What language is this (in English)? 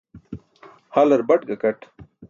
Burushaski